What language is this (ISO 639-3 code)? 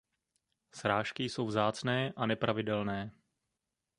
ces